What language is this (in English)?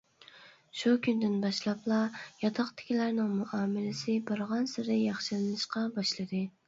Uyghur